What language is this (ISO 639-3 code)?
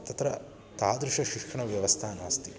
san